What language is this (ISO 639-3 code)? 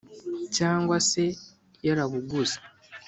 kin